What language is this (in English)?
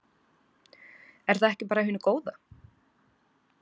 Icelandic